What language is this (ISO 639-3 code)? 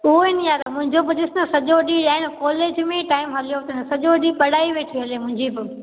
snd